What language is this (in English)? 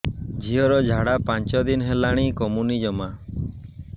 Odia